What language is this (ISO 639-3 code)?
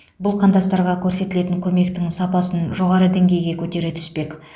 kaz